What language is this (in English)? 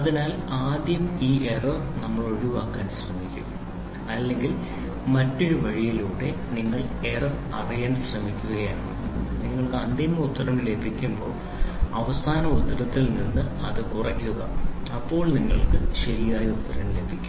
Malayalam